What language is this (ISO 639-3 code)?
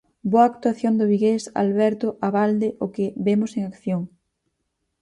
glg